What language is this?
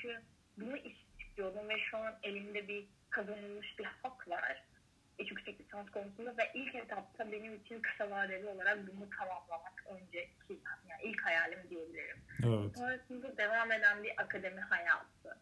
Turkish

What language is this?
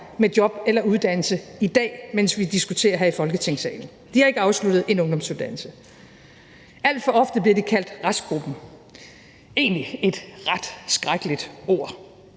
Danish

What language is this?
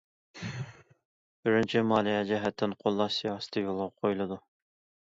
Uyghur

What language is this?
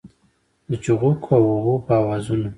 Pashto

